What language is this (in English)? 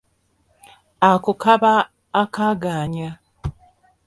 Ganda